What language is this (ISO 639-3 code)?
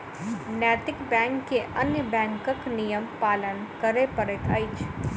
mai